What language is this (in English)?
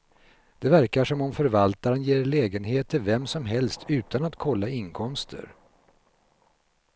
Swedish